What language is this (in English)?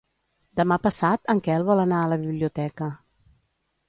Catalan